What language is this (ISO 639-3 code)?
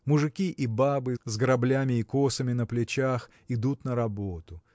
rus